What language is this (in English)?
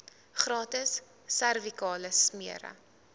Afrikaans